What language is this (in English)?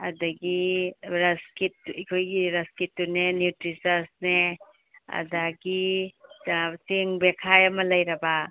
Manipuri